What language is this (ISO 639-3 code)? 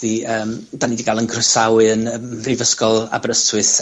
cym